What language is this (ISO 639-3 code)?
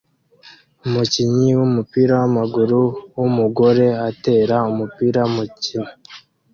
kin